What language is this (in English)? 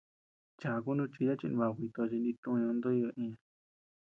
Tepeuxila Cuicatec